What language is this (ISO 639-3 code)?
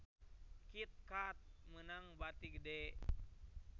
sun